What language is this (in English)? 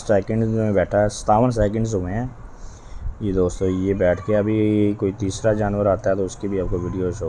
Urdu